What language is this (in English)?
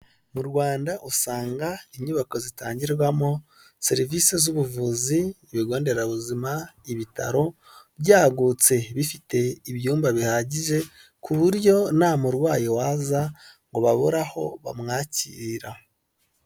Kinyarwanda